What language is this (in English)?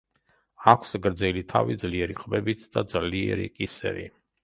Georgian